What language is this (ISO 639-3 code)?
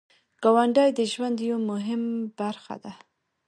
pus